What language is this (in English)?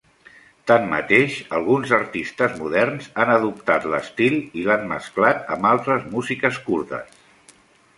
Catalan